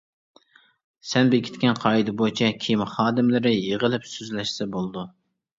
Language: Uyghur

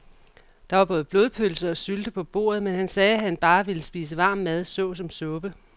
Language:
Danish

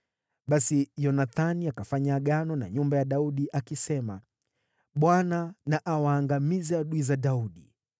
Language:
Swahili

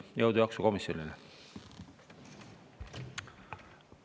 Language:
Estonian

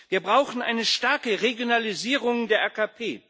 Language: German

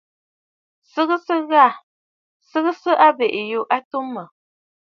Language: Bafut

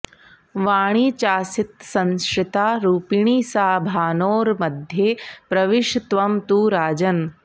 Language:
Sanskrit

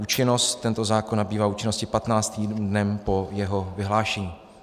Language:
Czech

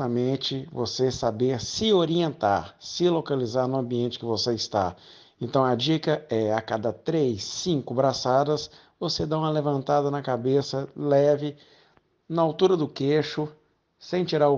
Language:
Portuguese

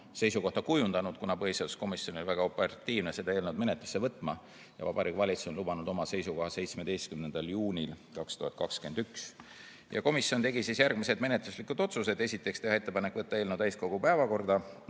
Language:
Estonian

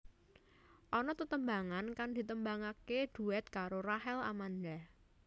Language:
Javanese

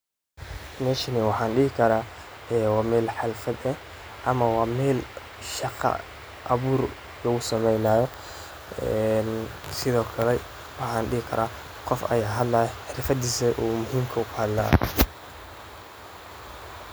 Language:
Somali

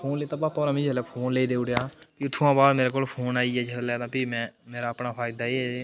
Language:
Dogri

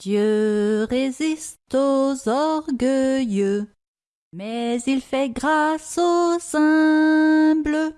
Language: French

